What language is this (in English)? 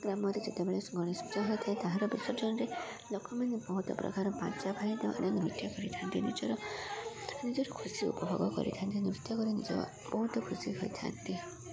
Odia